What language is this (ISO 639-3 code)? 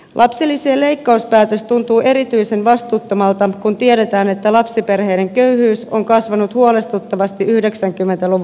fin